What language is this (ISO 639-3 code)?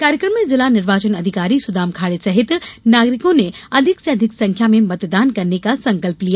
hin